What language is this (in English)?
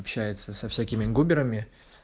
Russian